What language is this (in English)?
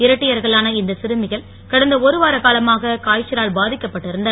Tamil